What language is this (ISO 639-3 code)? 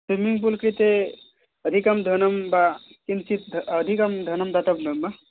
san